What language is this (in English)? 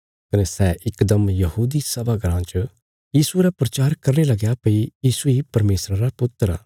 Bilaspuri